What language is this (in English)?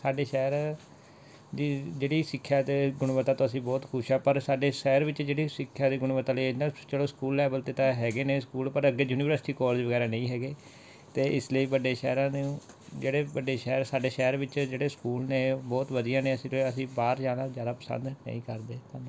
Punjabi